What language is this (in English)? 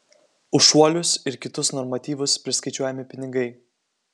Lithuanian